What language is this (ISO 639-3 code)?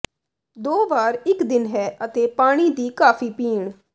pan